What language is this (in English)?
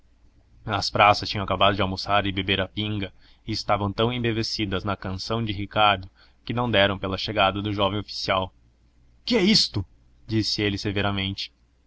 Portuguese